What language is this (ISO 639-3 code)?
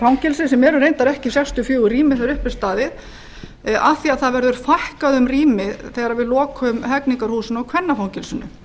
isl